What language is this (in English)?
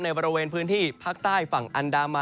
Thai